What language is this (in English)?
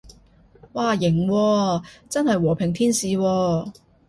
Cantonese